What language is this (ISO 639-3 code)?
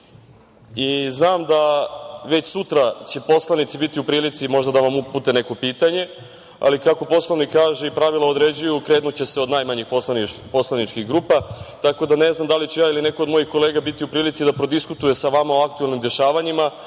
srp